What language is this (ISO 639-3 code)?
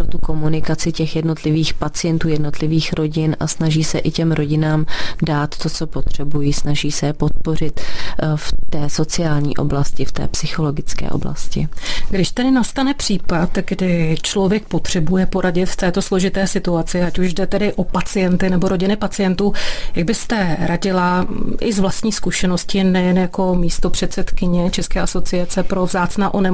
ces